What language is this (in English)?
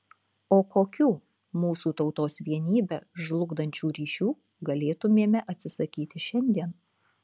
Lithuanian